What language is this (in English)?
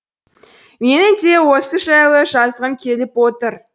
Kazakh